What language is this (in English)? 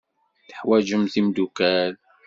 Kabyle